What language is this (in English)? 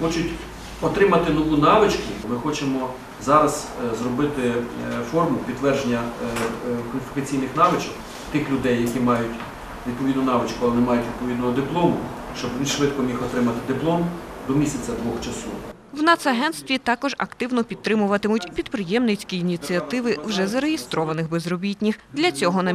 Ukrainian